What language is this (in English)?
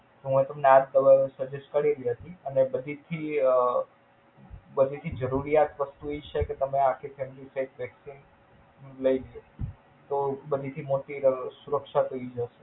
Gujarati